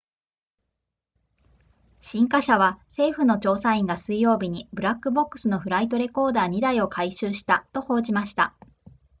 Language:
Japanese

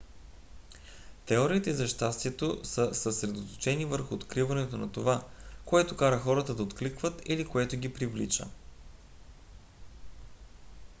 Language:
Bulgarian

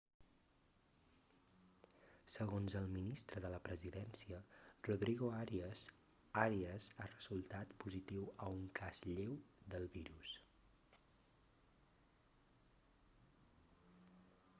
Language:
Catalan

